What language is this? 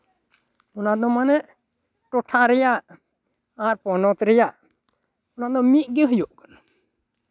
Santali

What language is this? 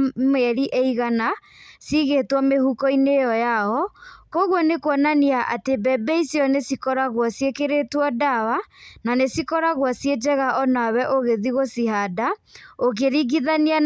Kikuyu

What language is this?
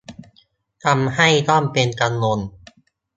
Thai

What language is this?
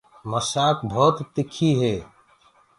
Gurgula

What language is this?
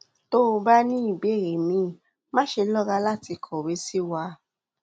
Yoruba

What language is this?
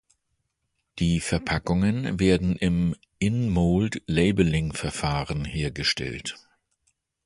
German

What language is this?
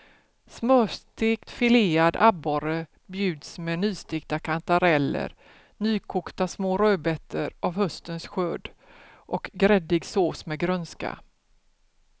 Swedish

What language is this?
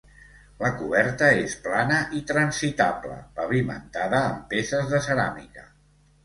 Catalan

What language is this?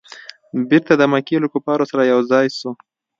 Pashto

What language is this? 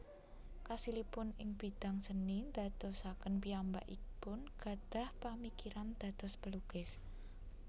Javanese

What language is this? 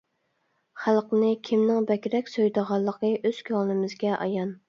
Uyghur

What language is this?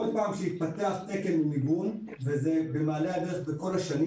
Hebrew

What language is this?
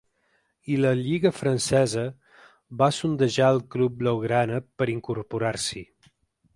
Catalan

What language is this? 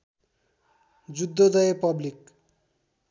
Nepali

